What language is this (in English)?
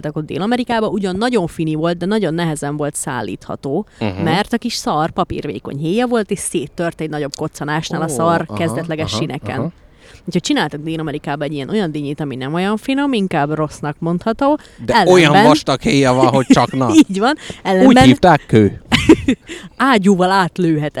Hungarian